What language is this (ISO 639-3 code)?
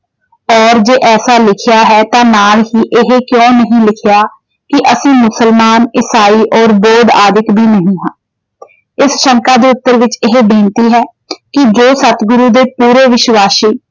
pan